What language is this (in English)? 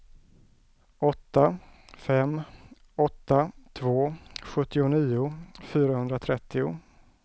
Swedish